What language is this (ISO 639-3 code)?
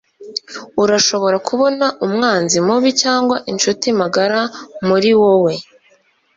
kin